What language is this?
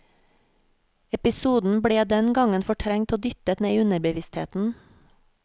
Norwegian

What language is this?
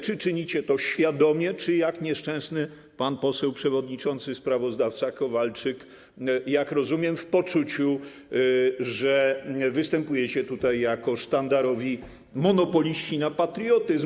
Polish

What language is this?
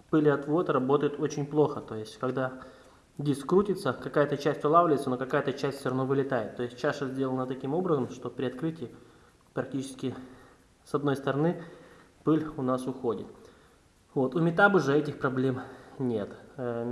Russian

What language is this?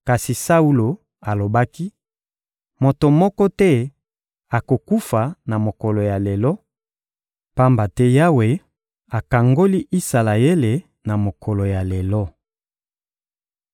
Lingala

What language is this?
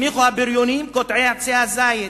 Hebrew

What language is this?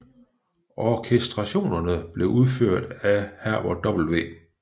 Danish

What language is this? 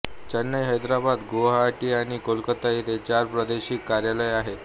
Marathi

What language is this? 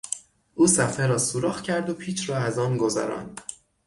Persian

